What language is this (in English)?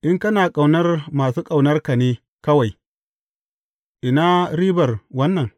Hausa